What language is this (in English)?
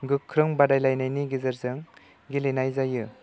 Bodo